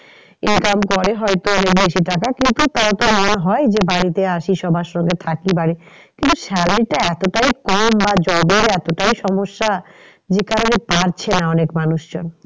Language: Bangla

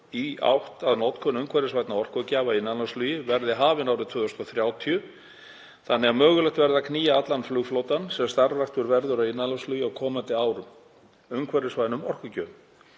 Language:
Icelandic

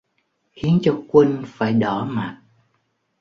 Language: Vietnamese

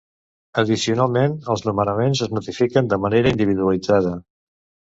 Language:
Catalan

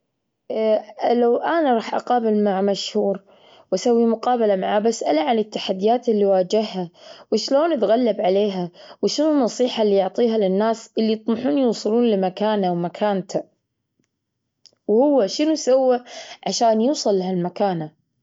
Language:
Gulf Arabic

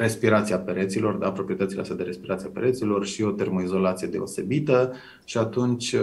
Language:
Romanian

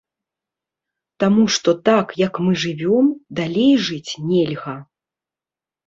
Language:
Belarusian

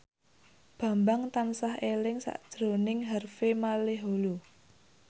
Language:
Javanese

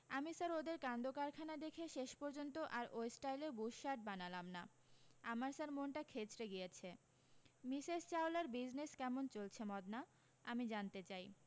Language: Bangla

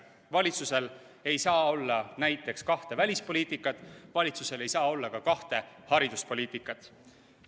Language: Estonian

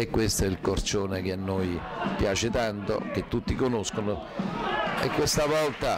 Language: Italian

